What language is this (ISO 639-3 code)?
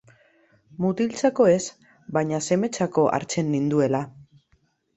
eus